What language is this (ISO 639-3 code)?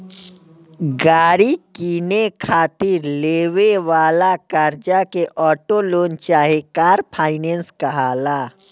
bho